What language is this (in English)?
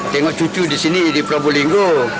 Indonesian